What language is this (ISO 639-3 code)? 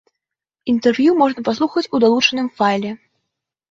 bel